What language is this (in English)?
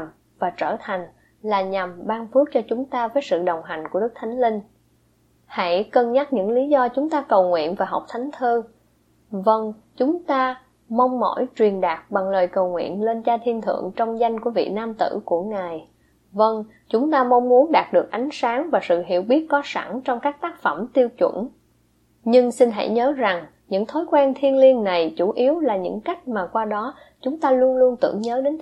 Vietnamese